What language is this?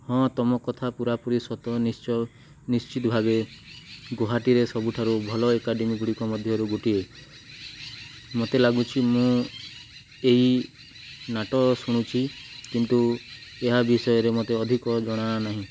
Odia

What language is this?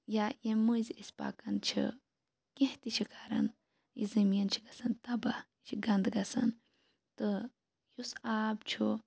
Kashmiri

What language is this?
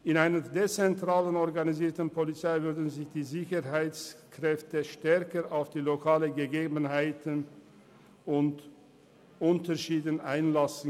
Swiss German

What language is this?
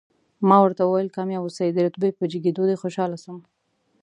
Pashto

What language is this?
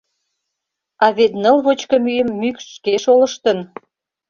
Mari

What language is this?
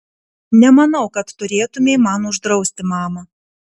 Lithuanian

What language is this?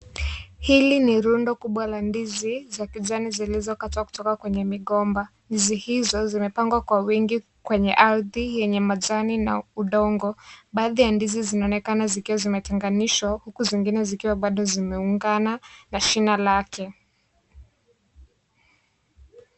Swahili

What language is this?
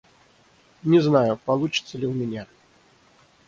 Russian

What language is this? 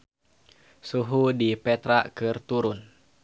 Sundanese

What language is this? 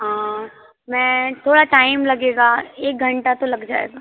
Hindi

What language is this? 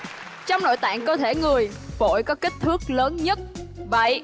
Vietnamese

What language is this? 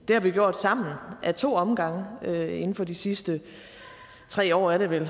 Danish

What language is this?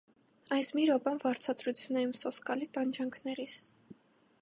Armenian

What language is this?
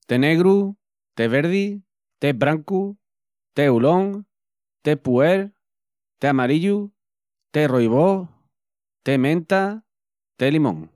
Extremaduran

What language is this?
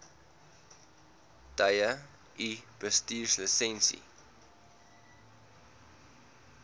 Afrikaans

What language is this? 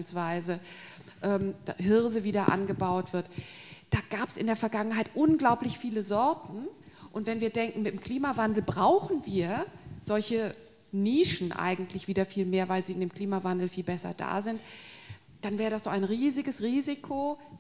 German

